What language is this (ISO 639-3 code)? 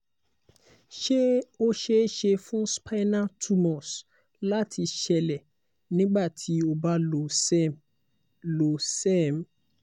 yor